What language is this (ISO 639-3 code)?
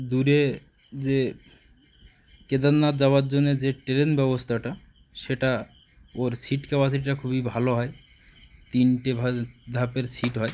ben